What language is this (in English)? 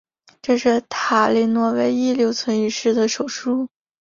Chinese